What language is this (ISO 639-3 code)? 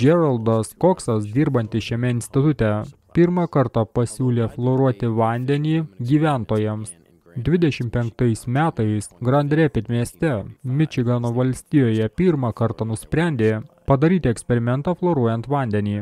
lit